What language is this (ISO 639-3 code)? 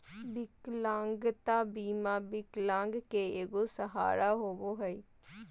mag